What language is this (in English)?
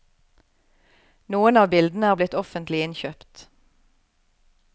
Norwegian